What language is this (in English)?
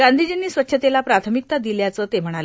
Marathi